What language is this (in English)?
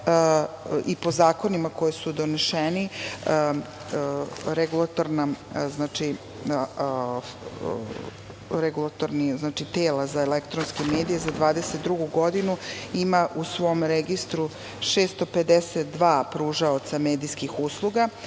Serbian